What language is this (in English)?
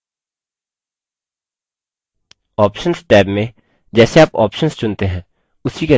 Hindi